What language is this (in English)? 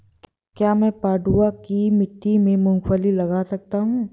Hindi